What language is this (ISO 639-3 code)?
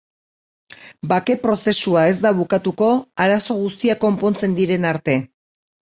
eus